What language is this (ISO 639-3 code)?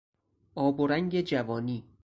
fas